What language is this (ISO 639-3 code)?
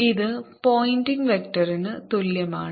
mal